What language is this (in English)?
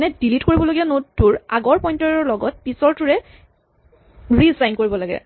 Assamese